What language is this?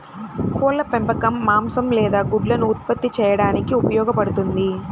Telugu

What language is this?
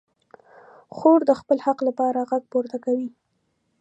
Pashto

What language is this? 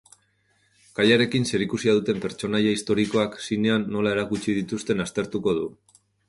Basque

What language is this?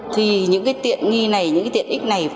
Vietnamese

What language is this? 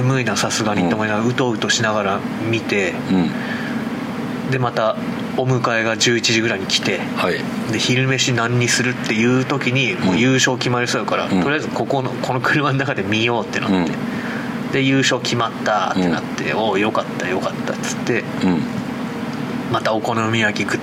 Japanese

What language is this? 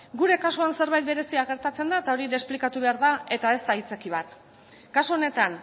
Basque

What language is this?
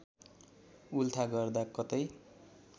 Nepali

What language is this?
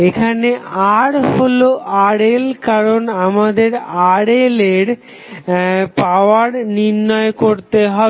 Bangla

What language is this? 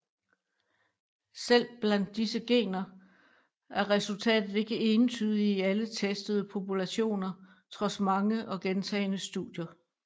Danish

